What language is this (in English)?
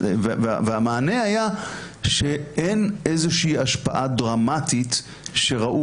Hebrew